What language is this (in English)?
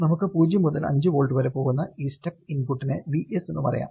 Malayalam